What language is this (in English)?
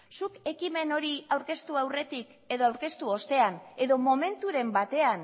Basque